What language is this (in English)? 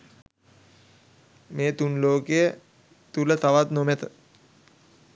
Sinhala